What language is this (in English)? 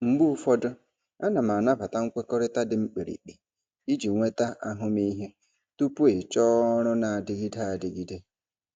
Igbo